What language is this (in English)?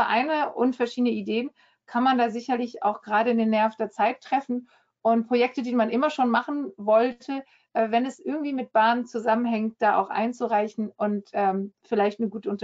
German